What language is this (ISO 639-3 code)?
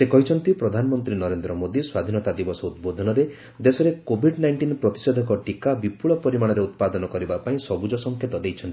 ori